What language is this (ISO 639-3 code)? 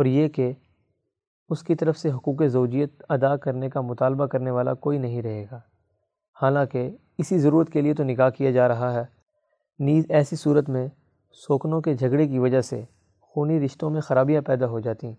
urd